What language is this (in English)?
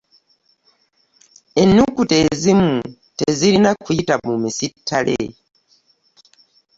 Ganda